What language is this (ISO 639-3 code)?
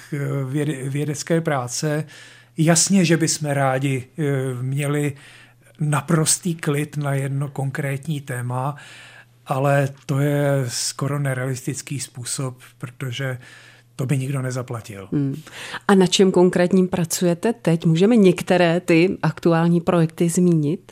ces